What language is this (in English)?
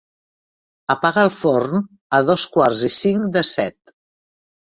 Catalan